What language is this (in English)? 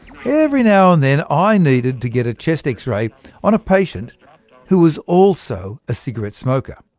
English